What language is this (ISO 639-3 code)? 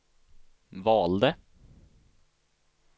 swe